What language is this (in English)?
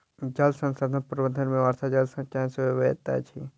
Maithili